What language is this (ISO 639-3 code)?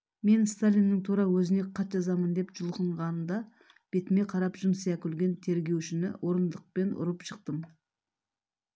kaz